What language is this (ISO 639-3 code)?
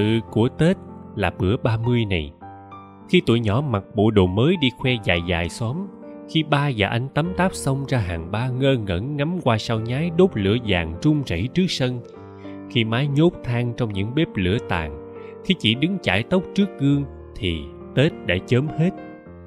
vie